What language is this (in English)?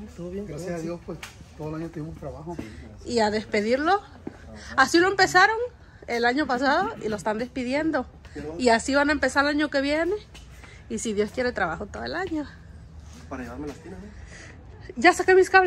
Spanish